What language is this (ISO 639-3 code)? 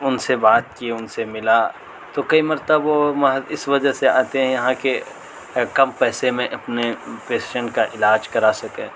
urd